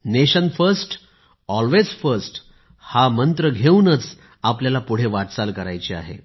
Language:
Marathi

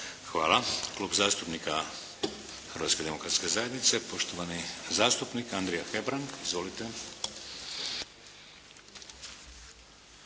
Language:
Croatian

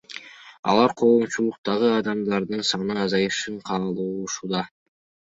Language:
Kyrgyz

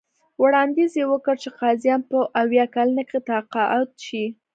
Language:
Pashto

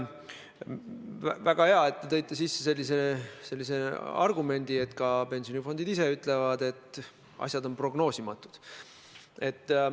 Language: Estonian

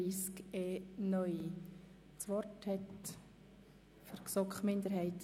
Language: Swiss German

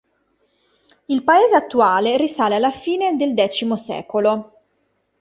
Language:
Italian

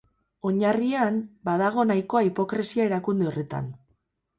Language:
Basque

